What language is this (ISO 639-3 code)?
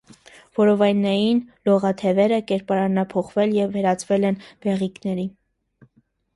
hye